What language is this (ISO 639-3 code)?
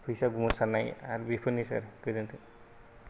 brx